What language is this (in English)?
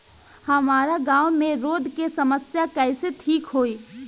Bhojpuri